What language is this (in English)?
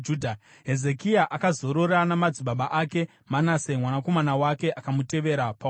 Shona